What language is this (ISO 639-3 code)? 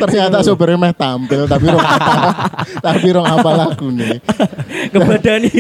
ind